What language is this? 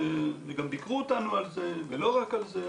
Hebrew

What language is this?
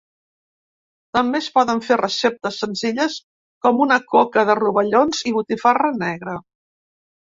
Catalan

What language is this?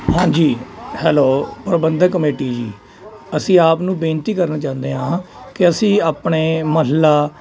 Punjabi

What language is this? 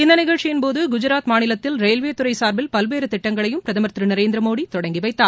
Tamil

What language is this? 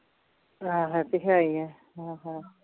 Punjabi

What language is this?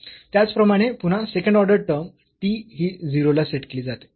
Marathi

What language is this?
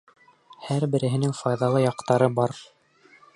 Bashkir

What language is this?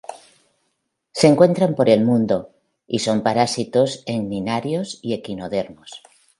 Spanish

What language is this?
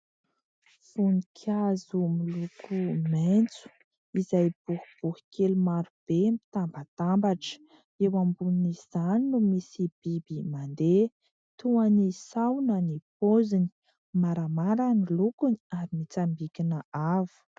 Malagasy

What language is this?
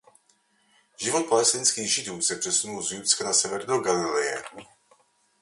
Czech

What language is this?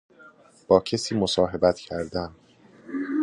Persian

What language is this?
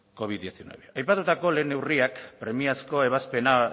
Basque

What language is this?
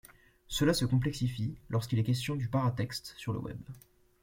French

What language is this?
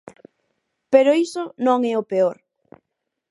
Galician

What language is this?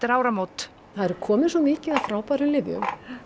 Icelandic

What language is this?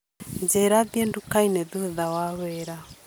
Kikuyu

